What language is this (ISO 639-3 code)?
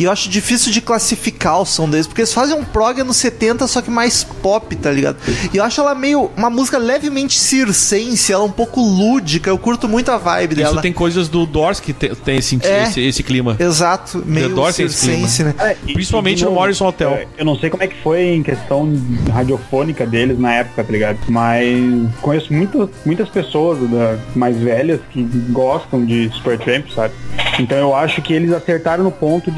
por